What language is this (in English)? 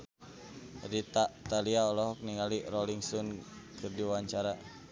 Sundanese